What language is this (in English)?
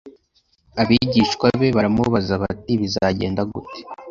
Kinyarwanda